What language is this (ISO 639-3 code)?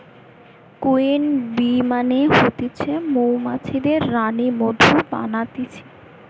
ben